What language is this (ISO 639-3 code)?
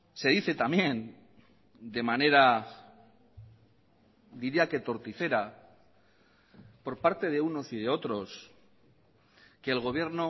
spa